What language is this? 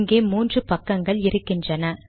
Tamil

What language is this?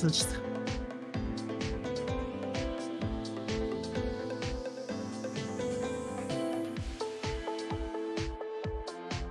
Japanese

